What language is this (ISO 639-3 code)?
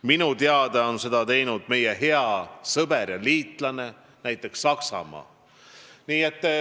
est